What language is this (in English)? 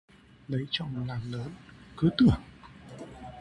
Vietnamese